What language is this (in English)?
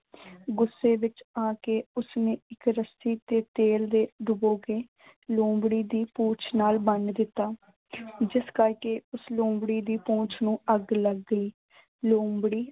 Punjabi